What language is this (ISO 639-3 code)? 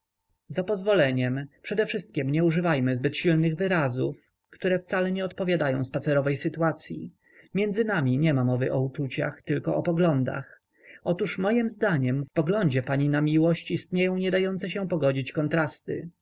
pol